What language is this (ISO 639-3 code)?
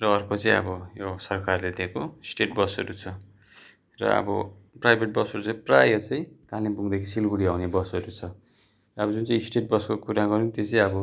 nep